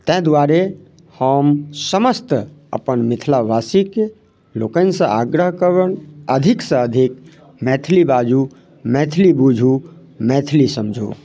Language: Maithili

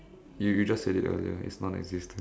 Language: English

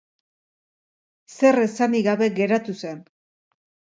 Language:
Basque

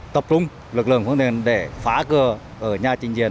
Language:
Vietnamese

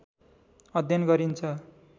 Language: Nepali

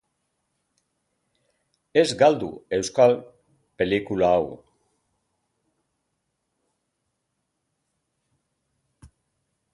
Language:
Basque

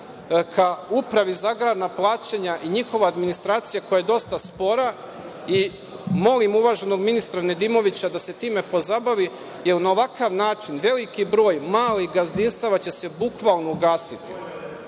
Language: Serbian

